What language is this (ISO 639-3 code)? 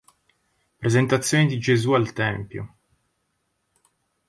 ita